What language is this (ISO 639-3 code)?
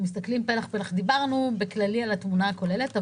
heb